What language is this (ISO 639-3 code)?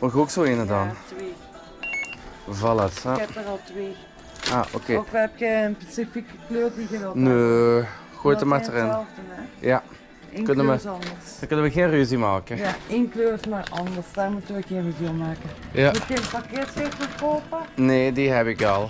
nld